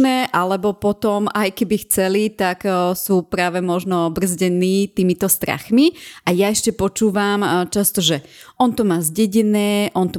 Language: Slovak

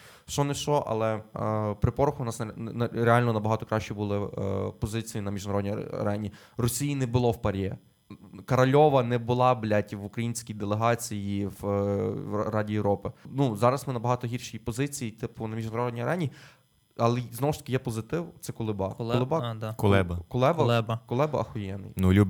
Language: Ukrainian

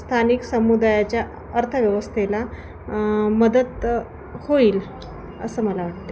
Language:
Marathi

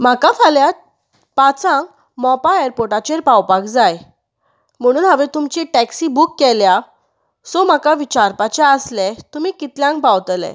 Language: Konkani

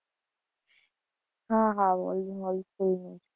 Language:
Gujarati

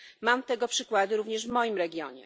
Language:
Polish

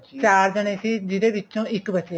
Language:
Punjabi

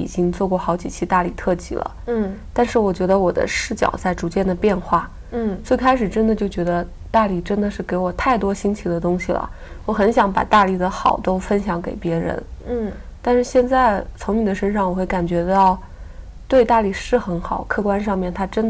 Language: Chinese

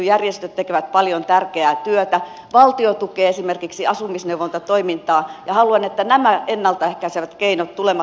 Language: Finnish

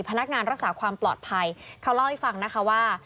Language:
Thai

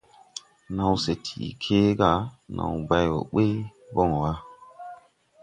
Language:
Tupuri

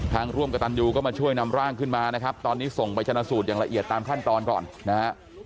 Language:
Thai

